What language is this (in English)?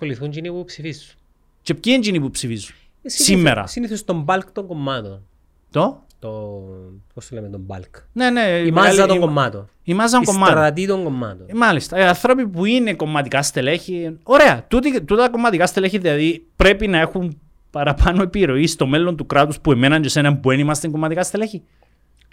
Greek